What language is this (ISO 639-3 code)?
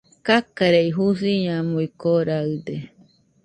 hux